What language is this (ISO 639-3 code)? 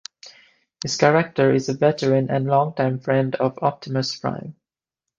eng